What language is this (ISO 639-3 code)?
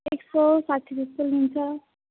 nep